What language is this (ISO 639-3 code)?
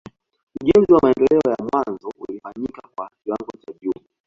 swa